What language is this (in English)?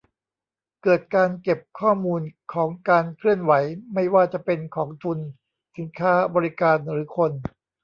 Thai